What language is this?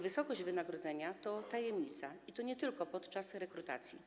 Polish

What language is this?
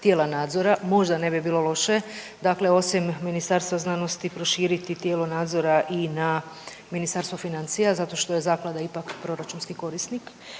Croatian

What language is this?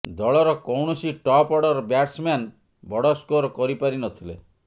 Odia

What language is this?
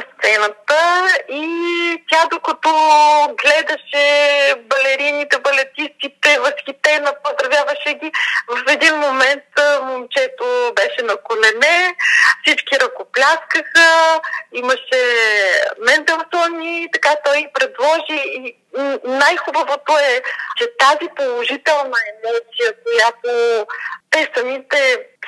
Bulgarian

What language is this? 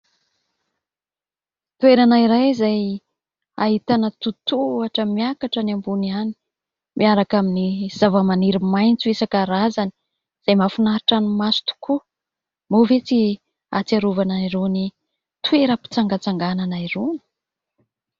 Malagasy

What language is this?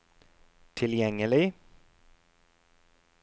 Norwegian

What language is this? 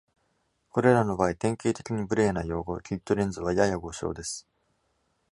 Japanese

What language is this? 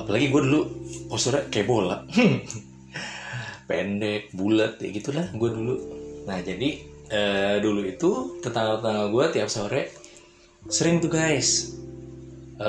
Indonesian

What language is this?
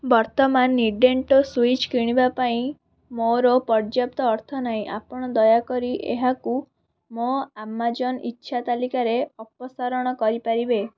Odia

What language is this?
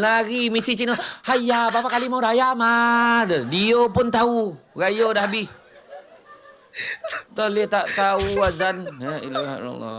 Malay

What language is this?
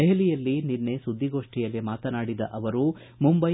Kannada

